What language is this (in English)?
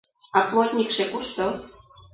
Mari